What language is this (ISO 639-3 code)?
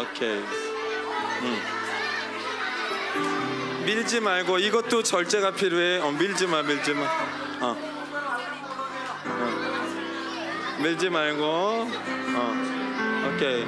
kor